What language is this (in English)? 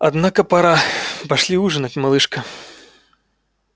Russian